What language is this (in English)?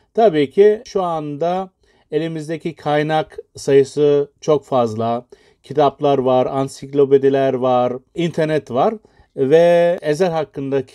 Turkish